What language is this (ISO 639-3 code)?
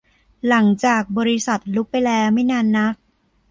tha